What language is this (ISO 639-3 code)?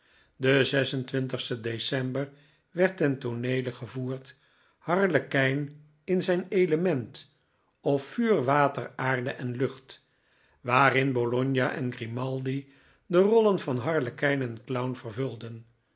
nld